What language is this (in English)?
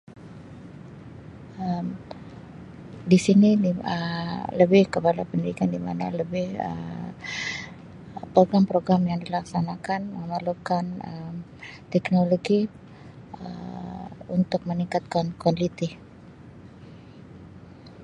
Sabah Malay